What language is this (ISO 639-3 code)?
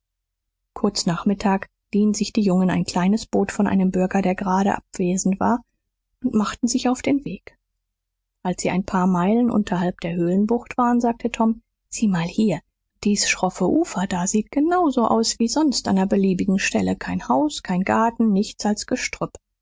deu